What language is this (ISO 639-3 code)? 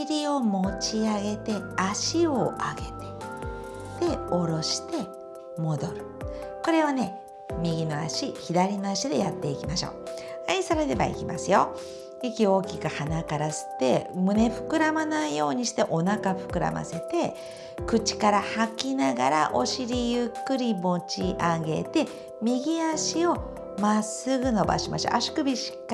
jpn